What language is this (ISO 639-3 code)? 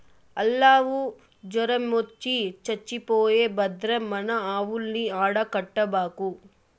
tel